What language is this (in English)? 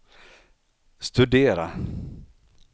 Swedish